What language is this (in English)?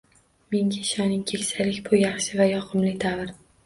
Uzbek